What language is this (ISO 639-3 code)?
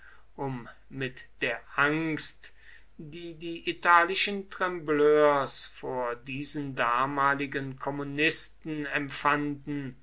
deu